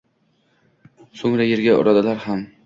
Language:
Uzbek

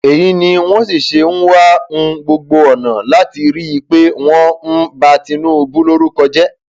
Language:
Yoruba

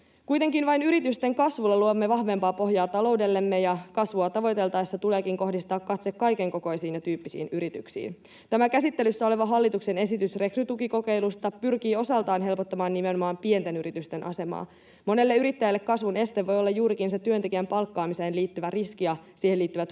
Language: Finnish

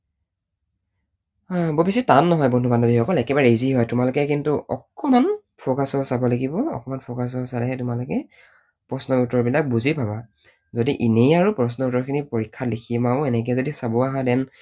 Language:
Assamese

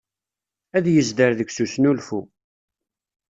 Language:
Kabyle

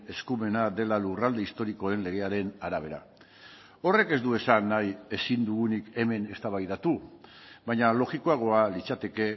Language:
Basque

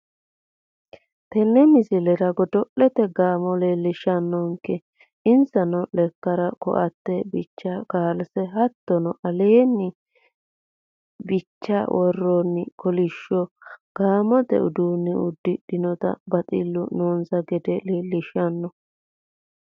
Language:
Sidamo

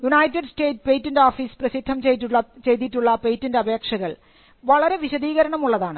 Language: Malayalam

